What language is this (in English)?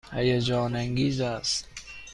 Persian